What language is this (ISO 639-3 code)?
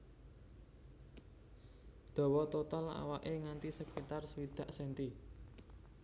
jav